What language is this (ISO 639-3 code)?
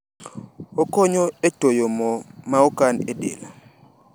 luo